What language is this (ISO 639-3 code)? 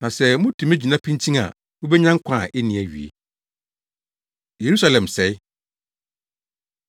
aka